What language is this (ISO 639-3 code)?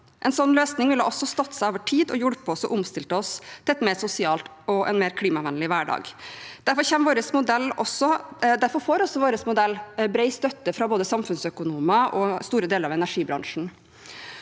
nor